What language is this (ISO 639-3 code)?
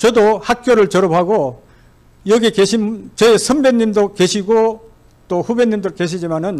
kor